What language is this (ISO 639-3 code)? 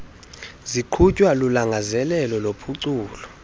xho